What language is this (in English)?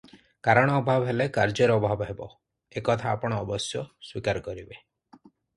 Odia